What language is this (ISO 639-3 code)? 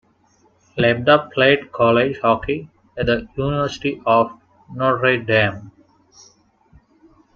eng